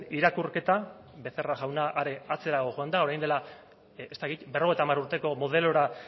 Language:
Basque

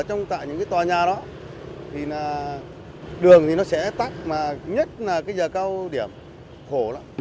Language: Vietnamese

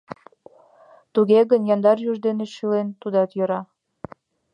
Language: Mari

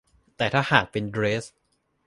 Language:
Thai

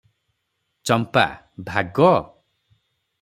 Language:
Odia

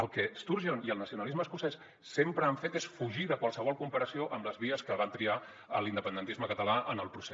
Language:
Catalan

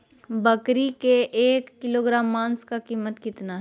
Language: Magahi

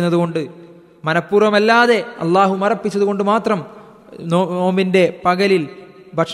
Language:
Malayalam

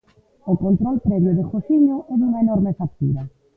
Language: Galician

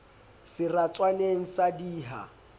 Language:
Southern Sotho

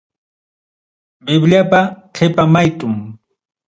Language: Ayacucho Quechua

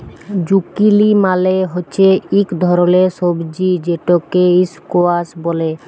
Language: Bangla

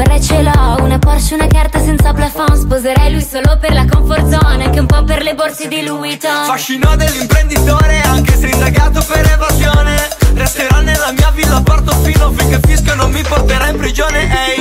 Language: Romanian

